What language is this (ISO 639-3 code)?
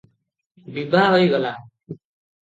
ori